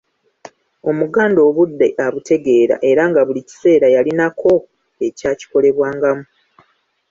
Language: Ganda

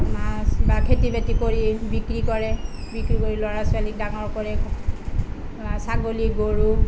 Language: Assamese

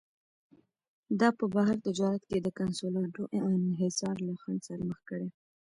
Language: Pashto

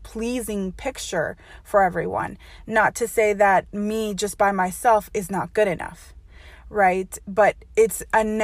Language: English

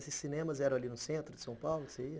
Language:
Portuguese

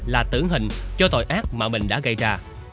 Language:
Vietnamese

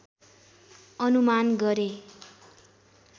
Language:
Nepali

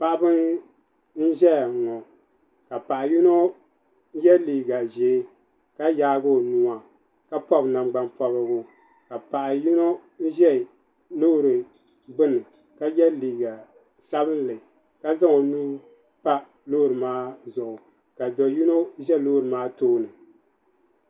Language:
Dagbani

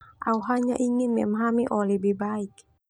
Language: Termanu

